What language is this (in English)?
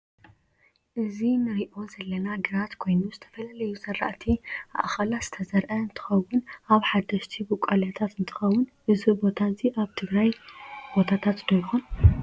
Tigrinya